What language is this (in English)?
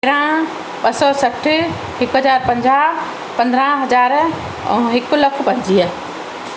Sindhi